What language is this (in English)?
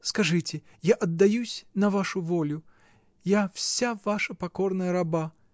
Russian